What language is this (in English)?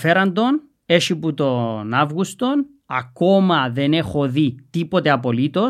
Greek